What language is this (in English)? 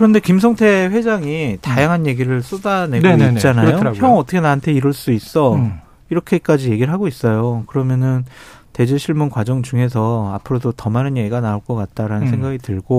Korean